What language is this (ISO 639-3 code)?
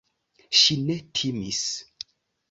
epo